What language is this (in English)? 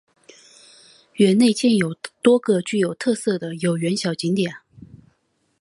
Chinese